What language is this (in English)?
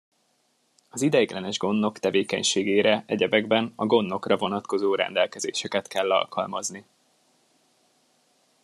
Hungarian